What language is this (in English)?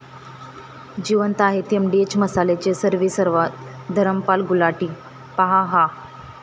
Marathi